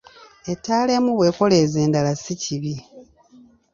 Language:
Ganda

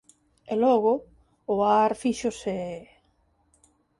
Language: Galician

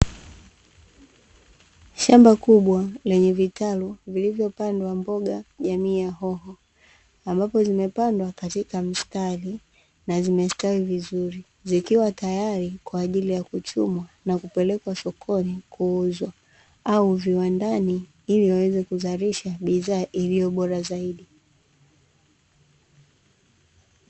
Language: Swahili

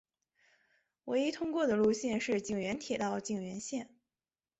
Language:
Chinese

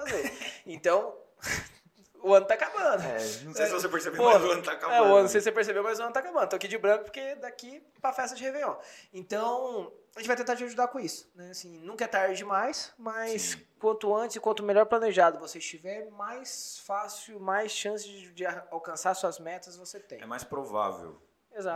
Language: Portuguese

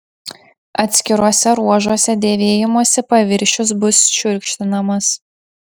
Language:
Lithuanian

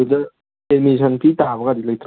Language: Manipuri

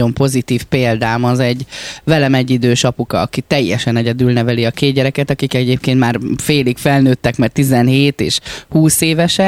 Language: Hungarian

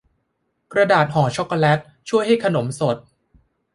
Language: Thai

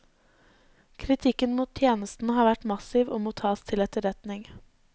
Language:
Norwegian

